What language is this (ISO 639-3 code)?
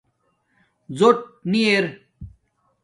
dmk